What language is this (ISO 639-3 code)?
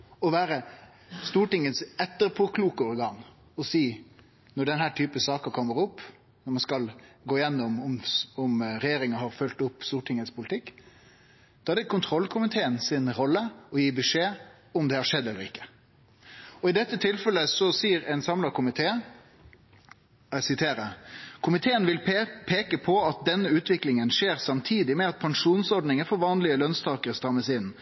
nno